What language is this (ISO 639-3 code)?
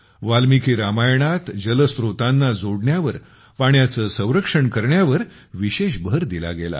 mar